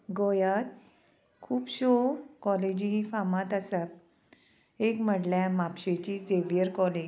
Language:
Konkani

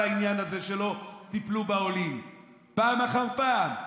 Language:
Hebrew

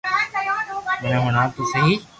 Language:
Loarki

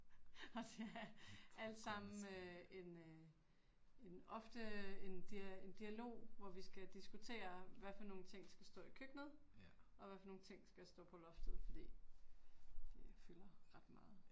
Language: Danish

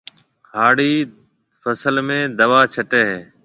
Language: Marwari (Pakistan)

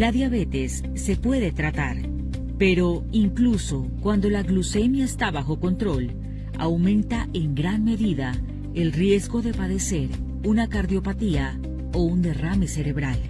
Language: Spanish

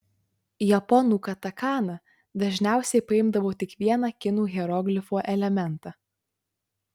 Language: Lithuanian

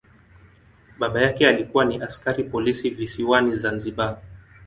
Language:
Swahili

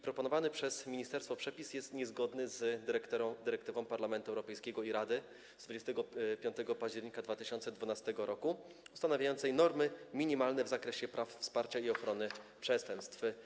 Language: Polish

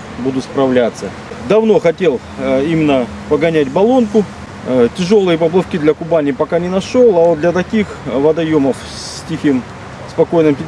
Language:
Russian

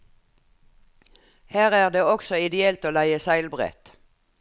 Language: Norwegian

